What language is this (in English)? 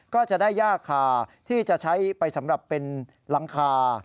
Thai